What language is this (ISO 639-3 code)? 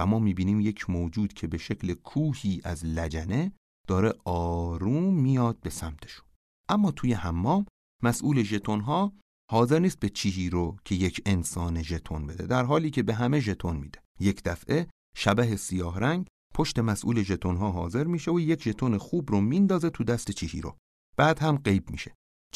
fas